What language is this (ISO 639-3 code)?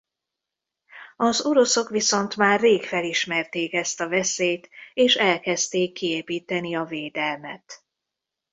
hun